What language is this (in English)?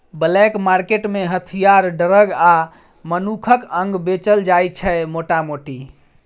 Maithili